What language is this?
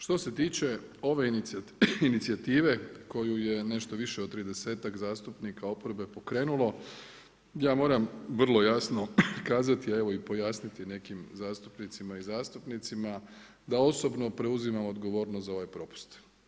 Croatian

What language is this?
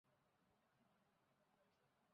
Bangla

